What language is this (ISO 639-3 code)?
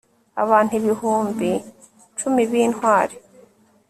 kin